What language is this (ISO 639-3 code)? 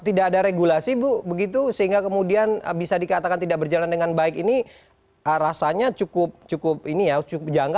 ind